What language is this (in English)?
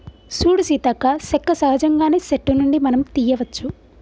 Telugu